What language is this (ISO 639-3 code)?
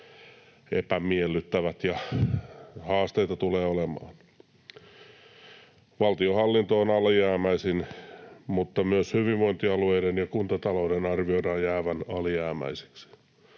fin